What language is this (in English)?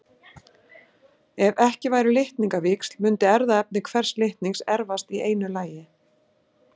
Icelandic